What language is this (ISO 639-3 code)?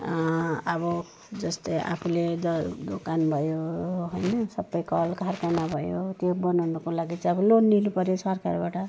nep